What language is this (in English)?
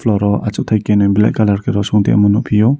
Kok Borok